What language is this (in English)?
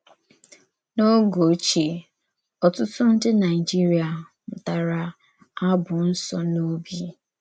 Igbo